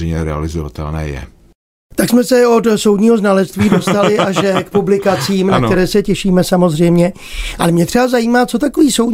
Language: Czech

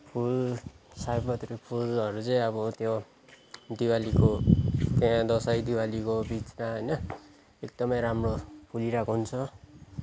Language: Nepali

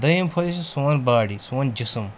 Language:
Kashmiri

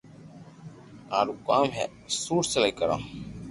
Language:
Loarki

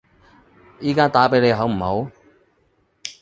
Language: Cantonese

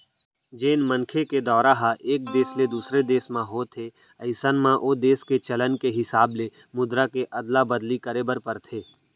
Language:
Chhattisgarhi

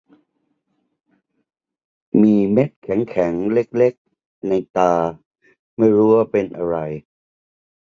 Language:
Thai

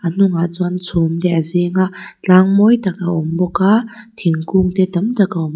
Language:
Mizo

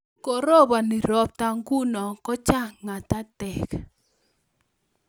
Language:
Kalenjin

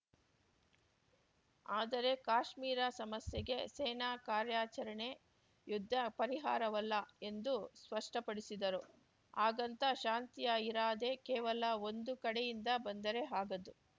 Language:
Kannada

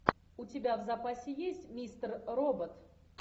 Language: Russian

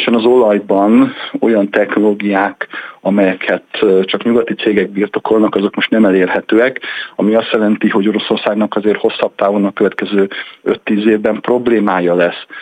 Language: Hungarian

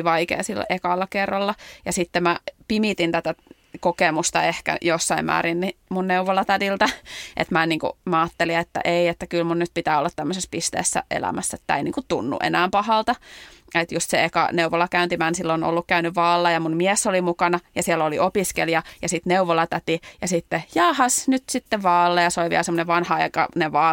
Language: Finnish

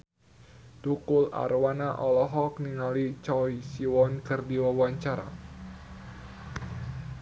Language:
Sundanese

